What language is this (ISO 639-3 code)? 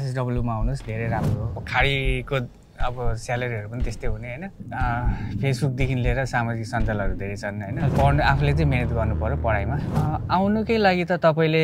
kor